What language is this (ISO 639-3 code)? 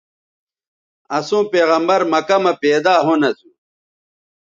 btv